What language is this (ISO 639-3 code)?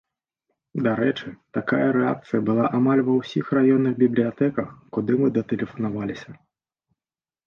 bel